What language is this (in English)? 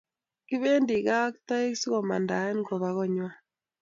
Kalenjin